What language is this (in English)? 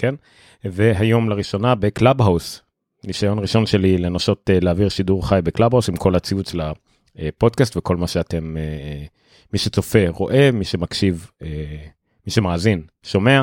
Hebrew